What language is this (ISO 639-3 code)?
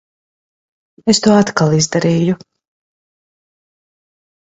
lav